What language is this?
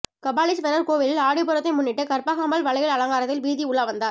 Tamil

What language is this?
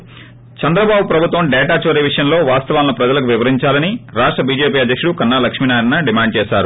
Telugu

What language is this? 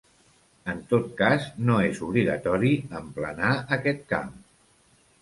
Catalan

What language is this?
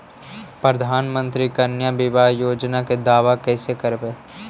Magahi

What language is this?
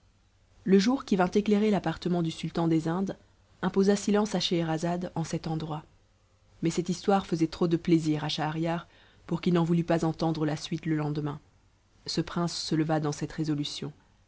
French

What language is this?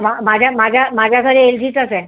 Marathi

